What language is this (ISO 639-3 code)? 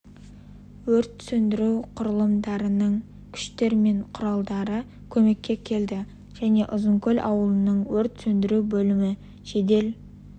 kaz